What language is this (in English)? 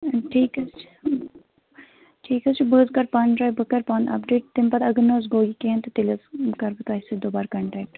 Kashmiri